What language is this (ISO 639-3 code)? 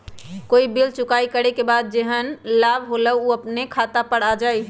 mag